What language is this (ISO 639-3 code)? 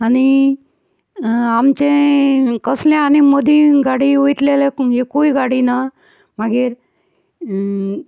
kok